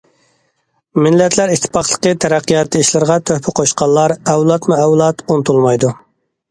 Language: Uyghur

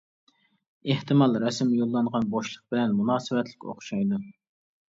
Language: Uyghur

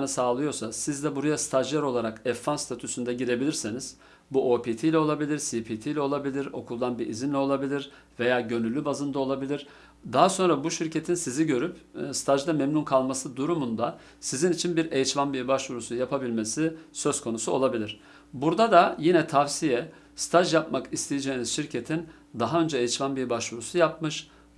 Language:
Turkish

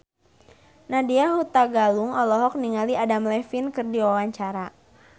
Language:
Sundanese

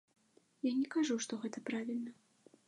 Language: Belarusian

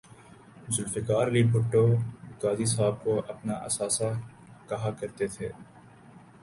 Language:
Urdu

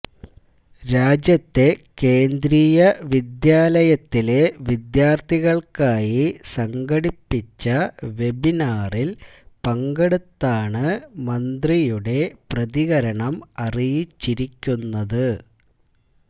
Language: Malayalam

